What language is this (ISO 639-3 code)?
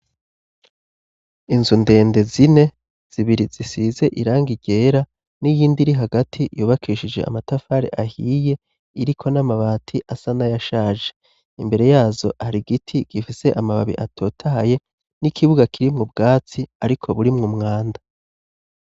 run